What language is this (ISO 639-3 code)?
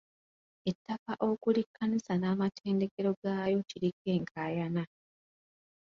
lug